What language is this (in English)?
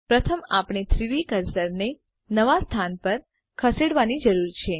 Gujarati